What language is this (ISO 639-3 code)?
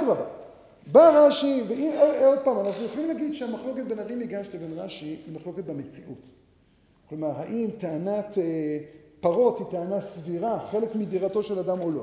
heb